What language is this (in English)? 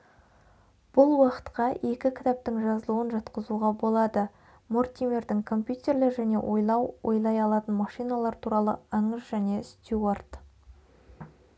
Kazakh